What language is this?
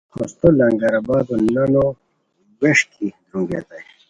Khowar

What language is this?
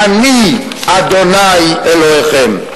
Hebrew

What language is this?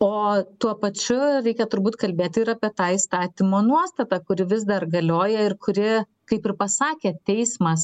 Lithuanian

